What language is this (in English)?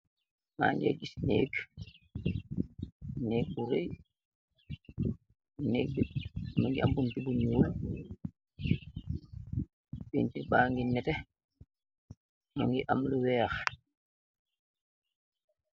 Wolof